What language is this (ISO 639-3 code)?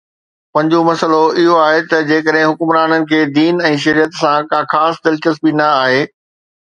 snd